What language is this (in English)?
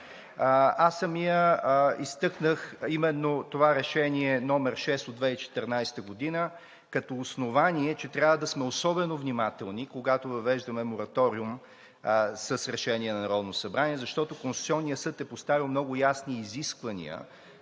Bulgarian